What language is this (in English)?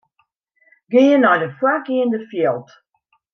Western Frisian